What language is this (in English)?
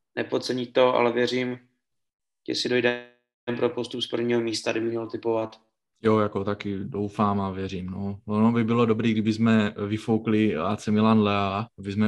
Czech